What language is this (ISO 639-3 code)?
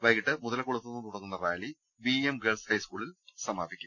mal